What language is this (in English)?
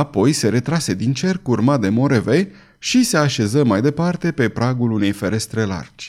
Romanian